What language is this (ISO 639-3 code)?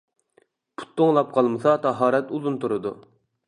uig